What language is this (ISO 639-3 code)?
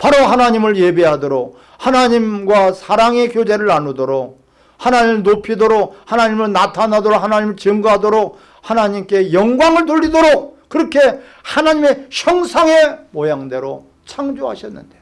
kor